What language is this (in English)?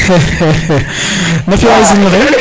Serer